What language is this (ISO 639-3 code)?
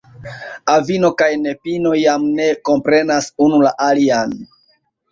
epo